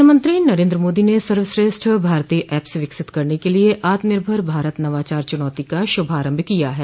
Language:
Hindi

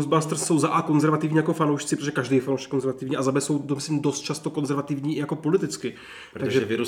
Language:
Czech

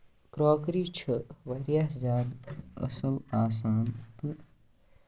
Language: Kashmiri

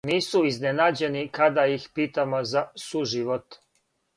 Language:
Serbian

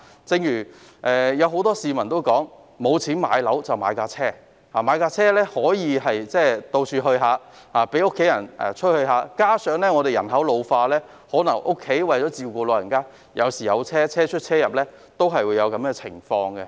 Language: Cantonese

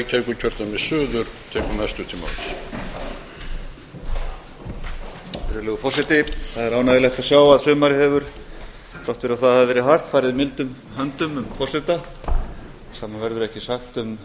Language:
Icelandic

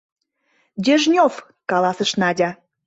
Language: Mari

